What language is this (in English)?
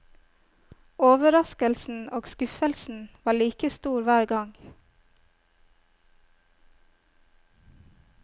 Norwegian